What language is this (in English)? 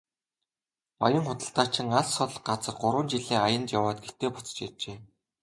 Mongolian